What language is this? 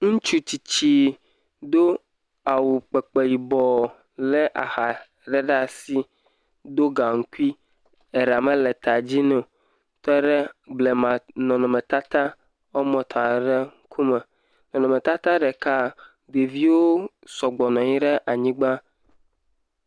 Ewe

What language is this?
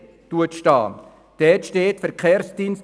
Swiss German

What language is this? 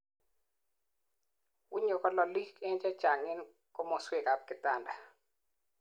Kalenjin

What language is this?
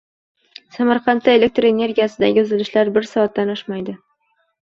Uzbek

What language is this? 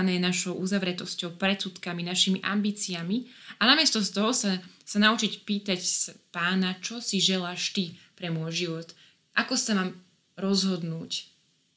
Slovak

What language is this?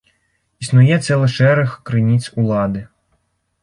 Belarusian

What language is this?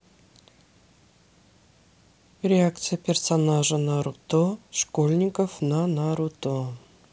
Russian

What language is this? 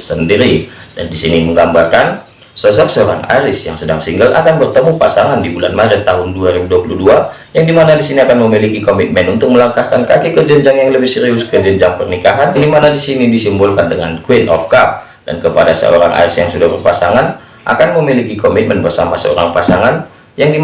Indonesian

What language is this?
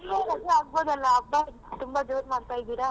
Kannada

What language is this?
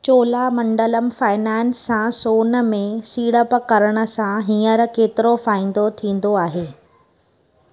Sindhi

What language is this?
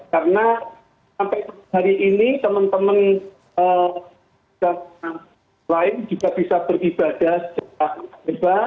Indonesian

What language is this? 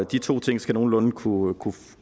Danish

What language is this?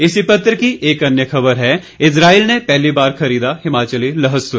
Hindi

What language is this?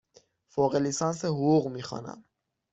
Persian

